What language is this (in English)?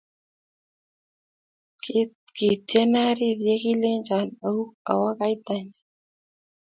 Kalenjin